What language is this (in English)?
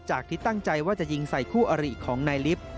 Thai